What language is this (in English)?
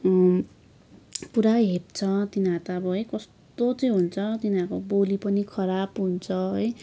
Nepali